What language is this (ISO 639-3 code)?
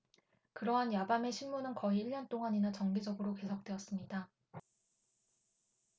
kor